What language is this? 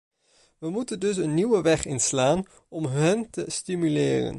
Dutch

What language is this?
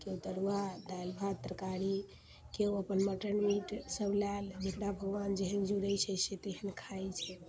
Maithili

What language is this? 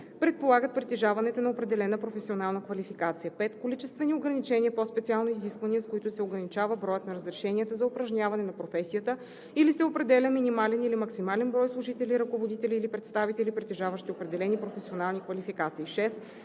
Bulgarian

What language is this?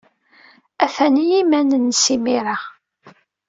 Kabyle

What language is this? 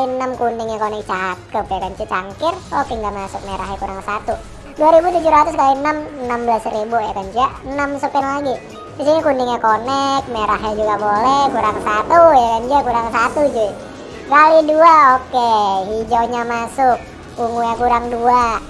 Indonesian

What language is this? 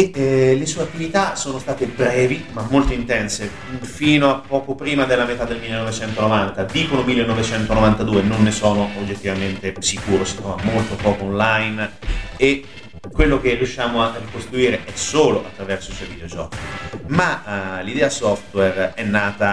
Italian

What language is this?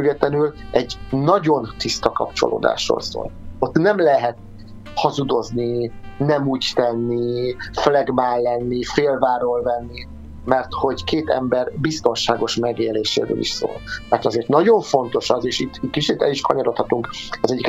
Hungarian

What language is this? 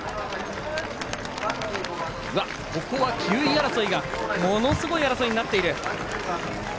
Japanese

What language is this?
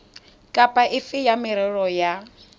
Tswana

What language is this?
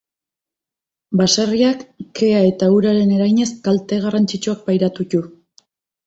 Basque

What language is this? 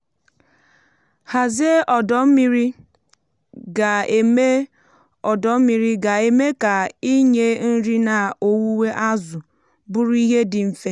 Igbo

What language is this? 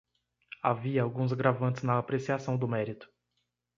Portuguese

